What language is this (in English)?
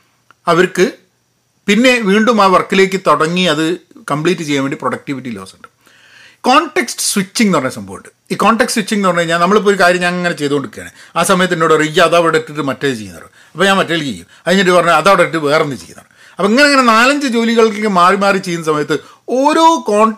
Malayalam